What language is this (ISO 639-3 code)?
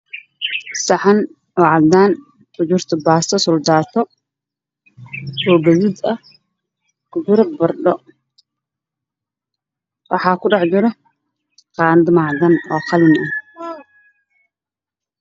som